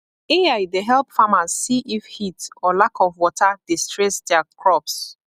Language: Nigerian Pidgin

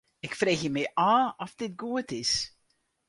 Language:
Western Frisian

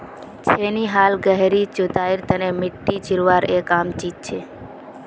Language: Magahi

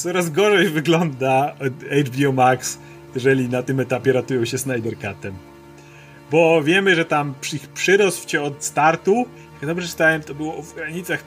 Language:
Polish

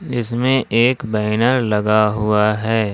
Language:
Hindi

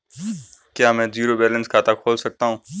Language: Hindi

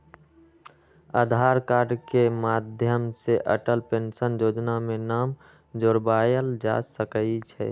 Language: Magahi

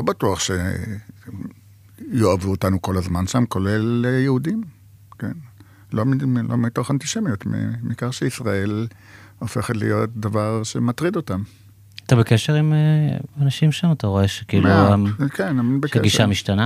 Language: Hebrew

